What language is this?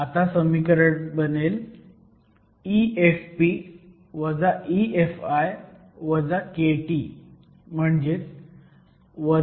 Marathi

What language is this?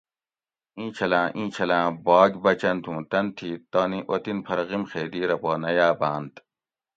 Gawri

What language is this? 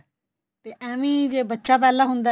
Punjabi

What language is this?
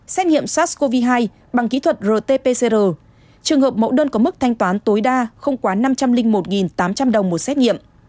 Vietnamese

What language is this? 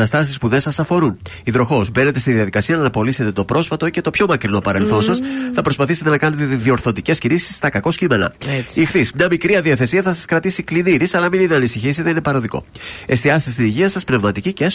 Greek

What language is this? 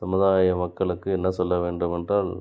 Tamil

